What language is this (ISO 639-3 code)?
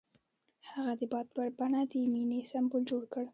pus